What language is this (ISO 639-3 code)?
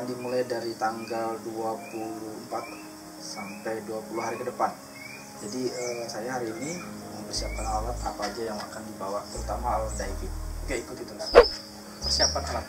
ind